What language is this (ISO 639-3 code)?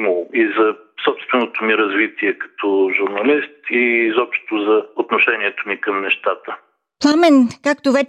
bul